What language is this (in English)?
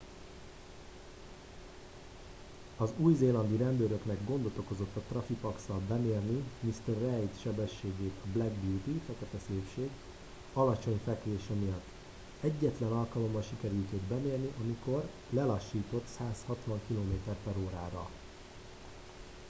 Hungarian